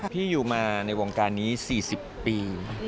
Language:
Thai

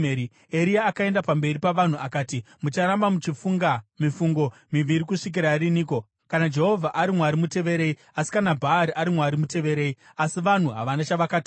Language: Shona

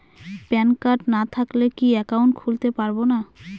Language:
Bangla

